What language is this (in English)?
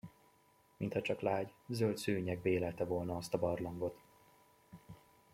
Hungarian